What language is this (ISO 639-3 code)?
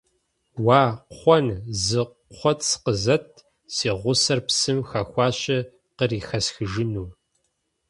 kbd